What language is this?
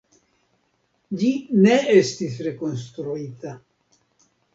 Esperanto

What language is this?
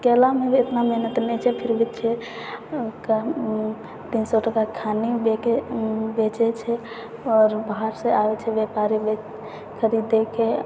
Maithili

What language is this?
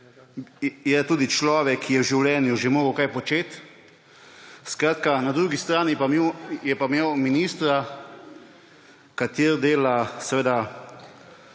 Slovenian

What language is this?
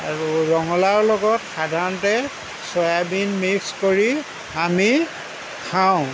Assamese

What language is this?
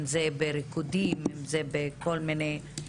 Hebrew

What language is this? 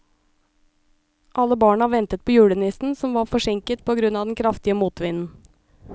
Norwegian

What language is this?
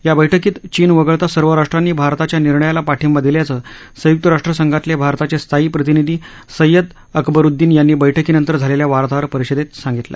Marathi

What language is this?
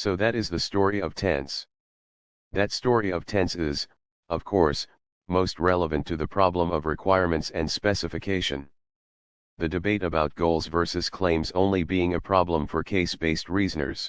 English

